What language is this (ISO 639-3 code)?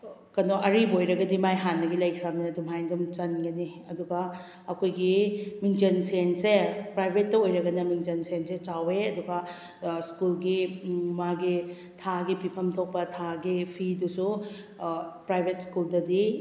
mni